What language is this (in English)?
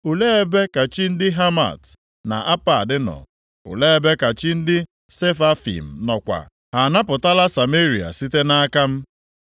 Igbo